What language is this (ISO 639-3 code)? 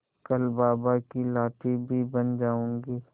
hin